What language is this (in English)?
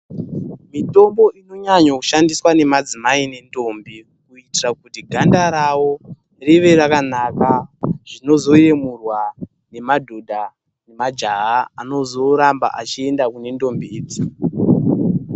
Ndau